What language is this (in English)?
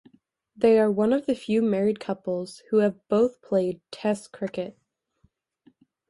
English